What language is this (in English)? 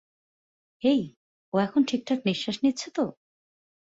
Bangla